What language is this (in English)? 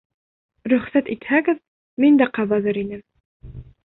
Bashkir